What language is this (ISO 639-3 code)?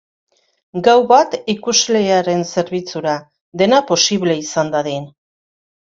eus